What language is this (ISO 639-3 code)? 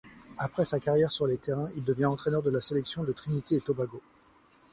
fra